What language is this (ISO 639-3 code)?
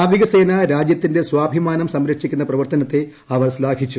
mal